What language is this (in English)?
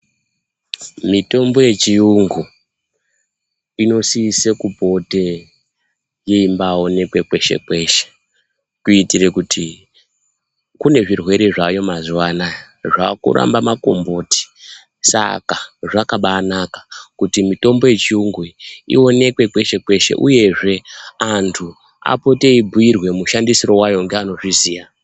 Ndau